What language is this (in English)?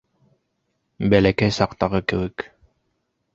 Bashkir